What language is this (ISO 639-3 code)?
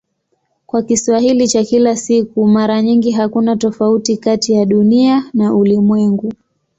swa